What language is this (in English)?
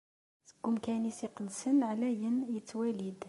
Kabyle